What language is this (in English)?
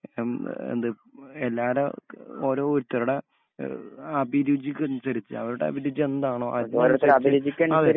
Malayalam